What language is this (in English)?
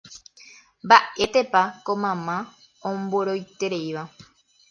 Guarani